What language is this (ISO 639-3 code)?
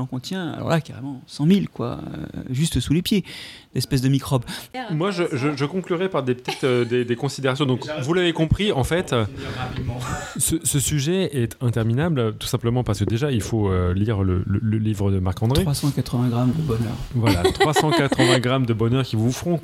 fra